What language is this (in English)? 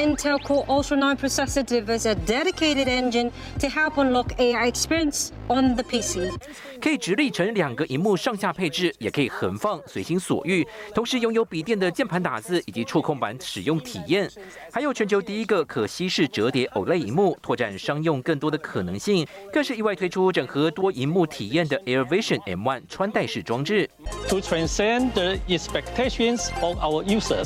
Chinese